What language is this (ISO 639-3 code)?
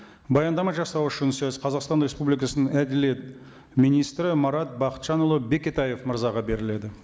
kaz